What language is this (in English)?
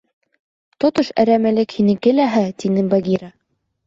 Bashkir